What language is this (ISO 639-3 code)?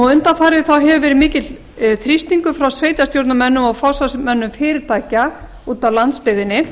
isl